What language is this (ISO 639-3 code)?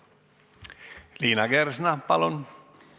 est